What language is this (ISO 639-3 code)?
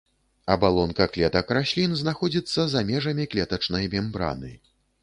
bel